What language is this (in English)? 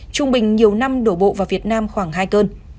Vietnamese